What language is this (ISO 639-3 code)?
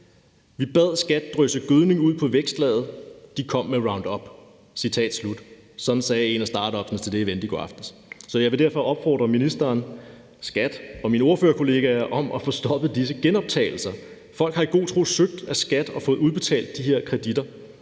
dan